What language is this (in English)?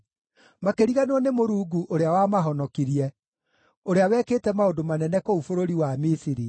Kikuyu